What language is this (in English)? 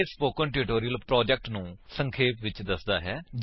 Punjabi